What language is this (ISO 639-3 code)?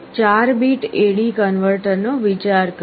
guj